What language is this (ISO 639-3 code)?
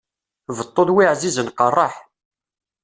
kab